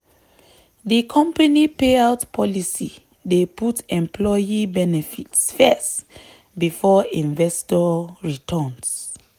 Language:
Nigerian Pidgin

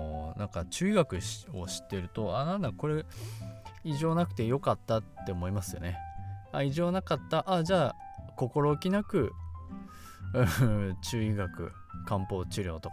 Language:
Japanese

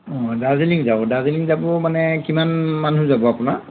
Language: Assamese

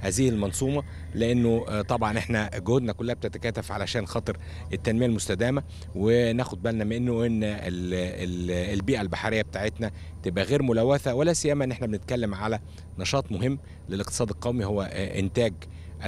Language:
Arabic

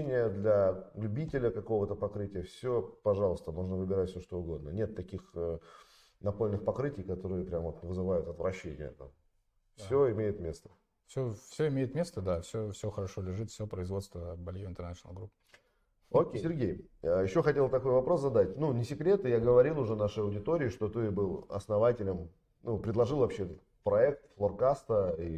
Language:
Russian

